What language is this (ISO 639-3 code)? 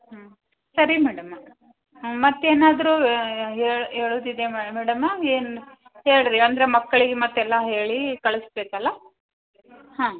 kan